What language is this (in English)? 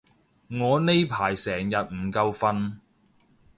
Cantonese